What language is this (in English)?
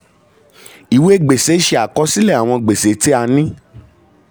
Yoruba